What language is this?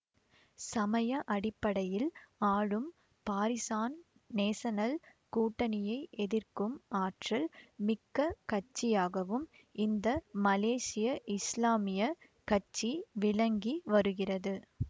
Tamil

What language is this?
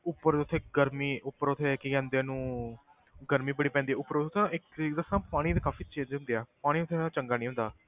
Punjabi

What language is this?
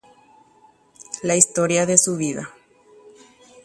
Guarani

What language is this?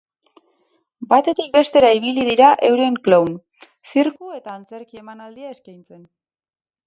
Basque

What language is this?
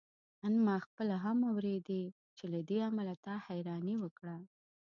Pashto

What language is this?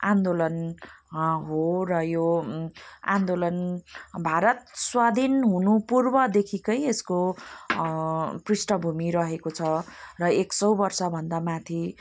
Nepali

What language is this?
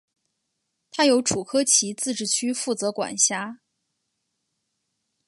Chinese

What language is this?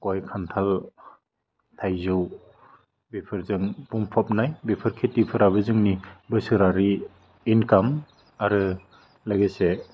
Bodo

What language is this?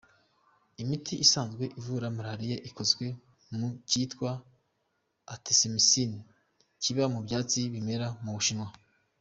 Kinyarwanda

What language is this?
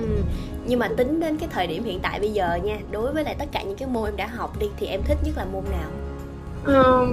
Vietnamese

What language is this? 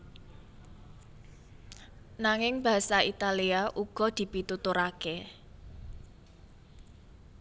Javanese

